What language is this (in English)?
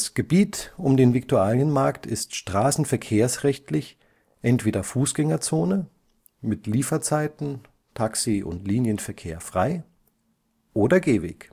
German